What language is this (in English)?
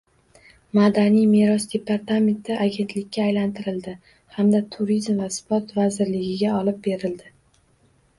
Uzbek